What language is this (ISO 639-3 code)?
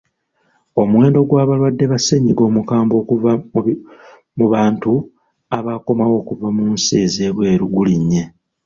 lug